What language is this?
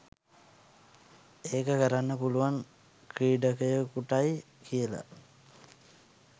Sinhala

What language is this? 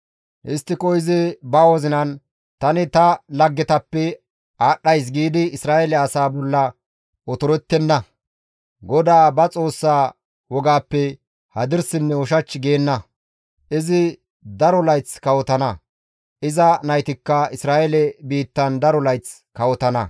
Gamo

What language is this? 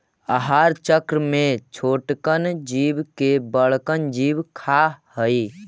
Magahi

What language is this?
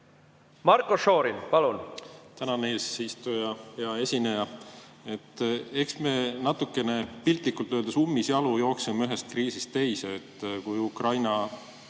Estonian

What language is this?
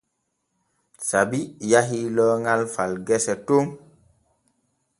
Borgu Fulfulde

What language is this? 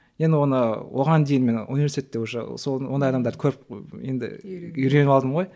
Kazakh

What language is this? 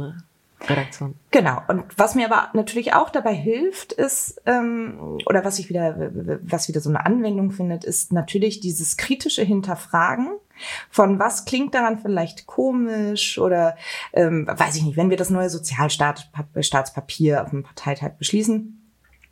German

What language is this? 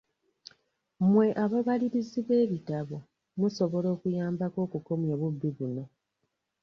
Ganda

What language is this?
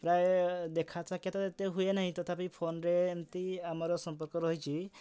Odia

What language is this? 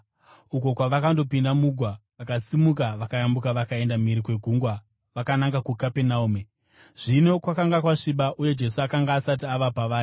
Shona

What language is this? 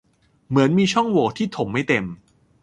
Thai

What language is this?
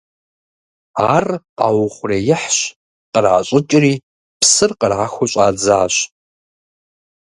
Kabardian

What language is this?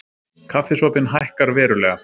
Icelandic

